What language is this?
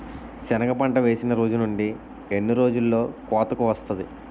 Telugu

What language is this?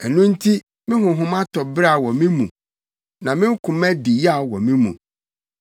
Akan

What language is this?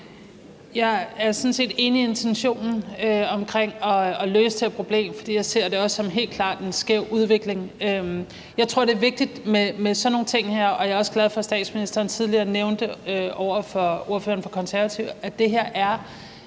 Danish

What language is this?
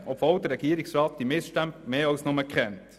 Swiss German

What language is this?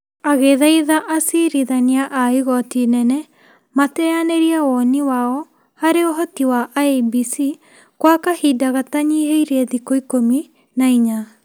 Kikuyu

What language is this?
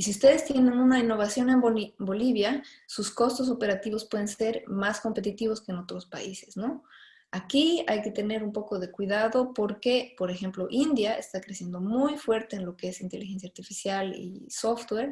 Spanish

